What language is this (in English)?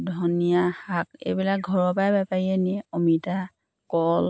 Assamese